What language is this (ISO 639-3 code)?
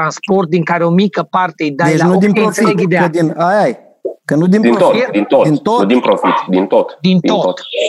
ron